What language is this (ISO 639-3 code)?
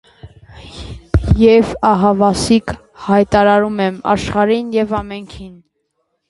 hye